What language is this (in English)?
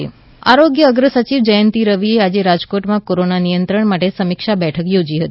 Gujarati